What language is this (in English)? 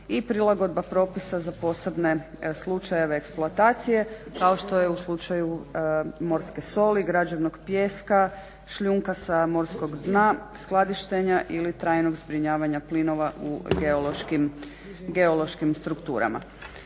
Croatian